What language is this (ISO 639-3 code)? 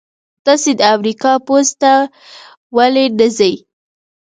pus